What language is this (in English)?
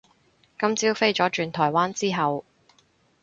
Cantonese